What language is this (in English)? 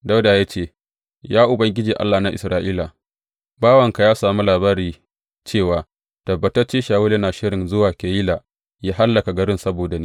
Hausa